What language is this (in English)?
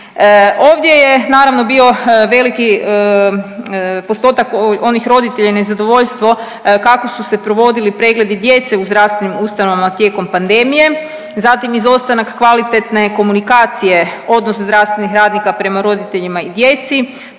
Croatian